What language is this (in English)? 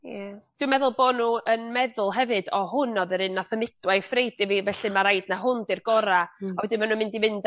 Welsh